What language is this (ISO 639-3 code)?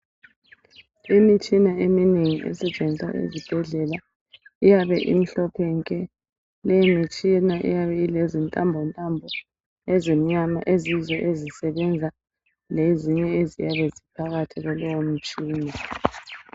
nde